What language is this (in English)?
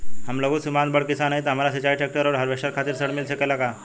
Bhojpuri